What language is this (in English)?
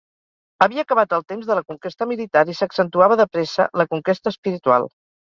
Catalan